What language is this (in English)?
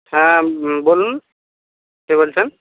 Bangla